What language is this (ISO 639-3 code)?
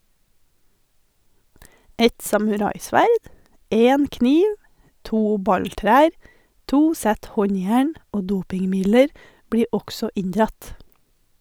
nor